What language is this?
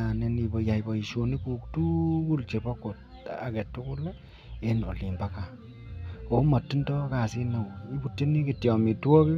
Kalenjin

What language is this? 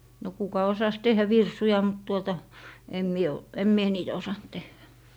Finnish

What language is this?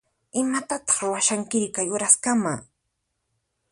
Puno Quechua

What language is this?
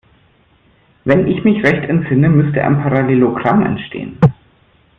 German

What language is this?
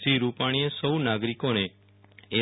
Gujarati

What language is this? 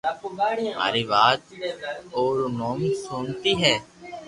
Loarki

